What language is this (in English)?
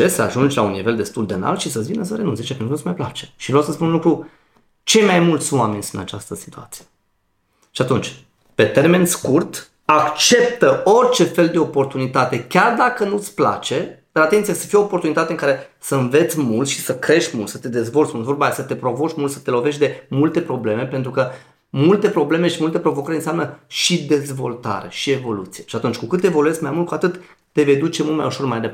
Romanian